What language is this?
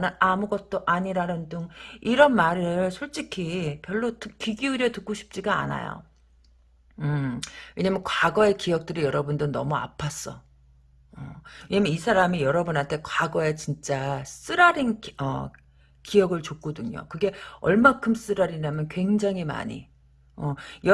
Korean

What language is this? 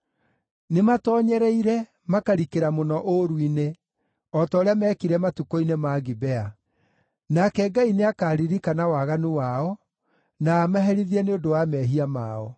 Kikuyu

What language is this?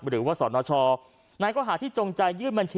Thai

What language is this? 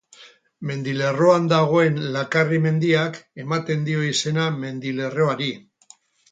Basque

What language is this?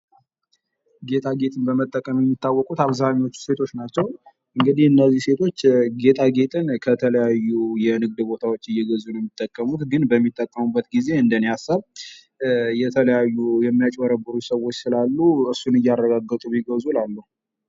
Amharic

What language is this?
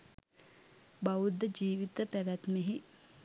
Sinhala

